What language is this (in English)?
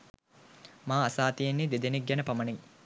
Sinhala